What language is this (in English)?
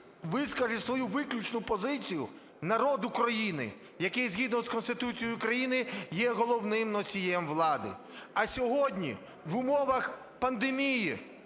Ukrainian